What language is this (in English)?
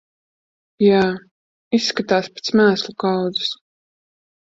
Latvian